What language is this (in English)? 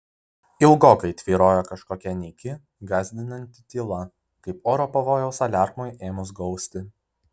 Lithuanian